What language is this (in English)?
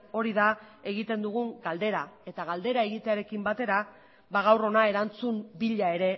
Basque